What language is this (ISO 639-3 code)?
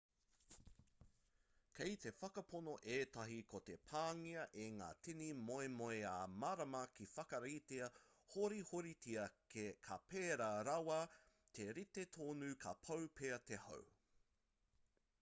mri